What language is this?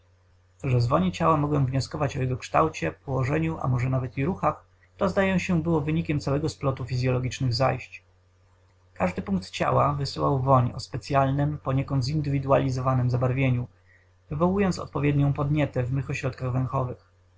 Polish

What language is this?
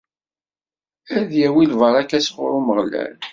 Kabyle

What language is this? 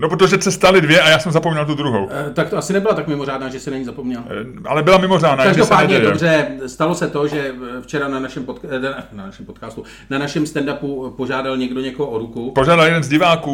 Czech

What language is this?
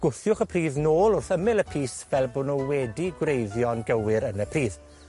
Welsh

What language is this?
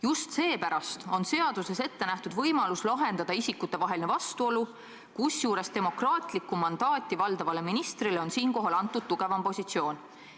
Estonian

